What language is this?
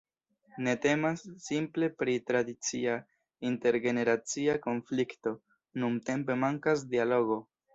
Esperanto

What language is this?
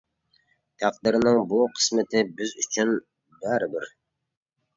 Uyghur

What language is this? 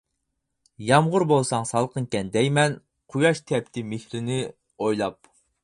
Uyghur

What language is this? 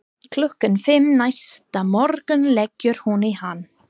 Icelandic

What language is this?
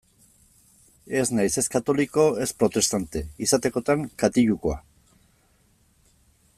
Basque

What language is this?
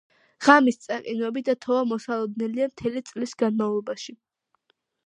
Georgian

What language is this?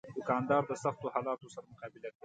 Pashto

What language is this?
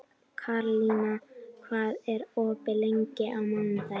Icelandic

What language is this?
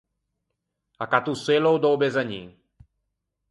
Ligurian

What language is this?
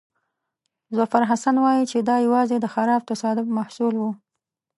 Pashto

